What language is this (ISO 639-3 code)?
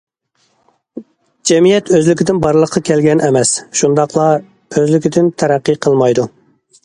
uig